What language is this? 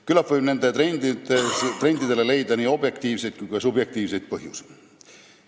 Estonian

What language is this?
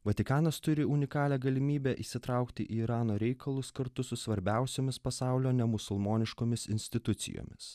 Lithuanian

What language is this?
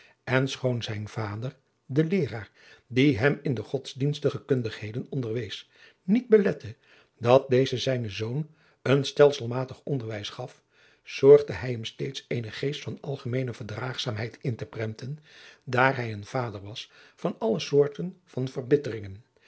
Dutch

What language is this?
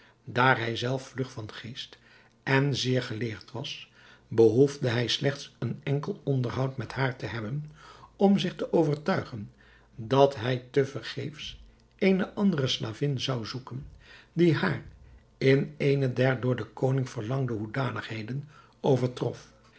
Dutch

